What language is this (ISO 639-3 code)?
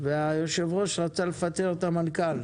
heb